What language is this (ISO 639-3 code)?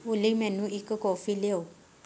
pan